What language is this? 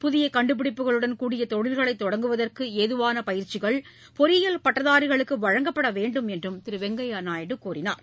Tamil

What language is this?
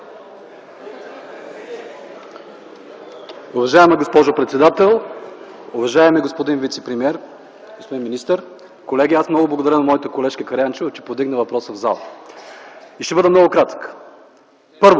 Bulgarian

